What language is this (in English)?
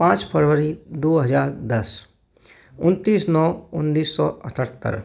Hindi